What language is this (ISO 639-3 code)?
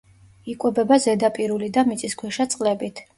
kat